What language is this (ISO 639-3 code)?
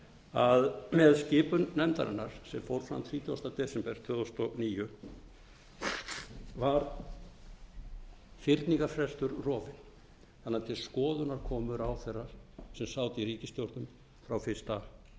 isl